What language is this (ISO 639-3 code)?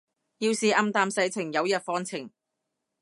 yue